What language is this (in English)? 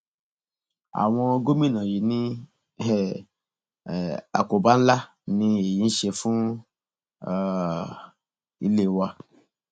Yoruba